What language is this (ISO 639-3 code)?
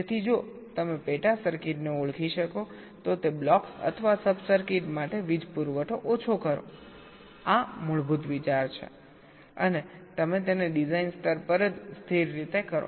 guj